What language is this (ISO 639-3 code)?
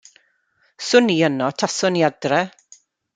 cym